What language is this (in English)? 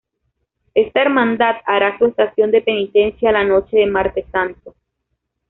Spanish